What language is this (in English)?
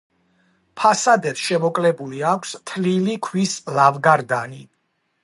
Georgian